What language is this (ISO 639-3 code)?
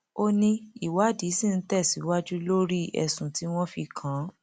yor